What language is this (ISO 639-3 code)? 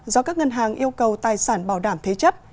vie